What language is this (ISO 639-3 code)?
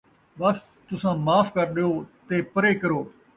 skr